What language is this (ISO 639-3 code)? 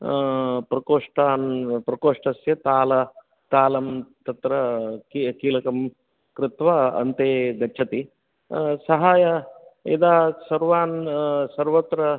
san